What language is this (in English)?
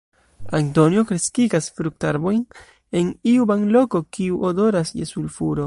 Esperanto